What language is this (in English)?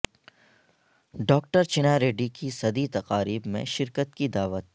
Urdu